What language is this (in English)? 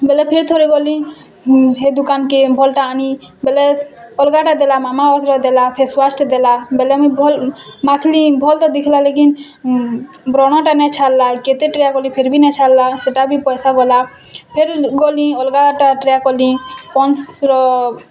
Odia